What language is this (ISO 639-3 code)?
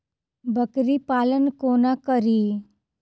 mai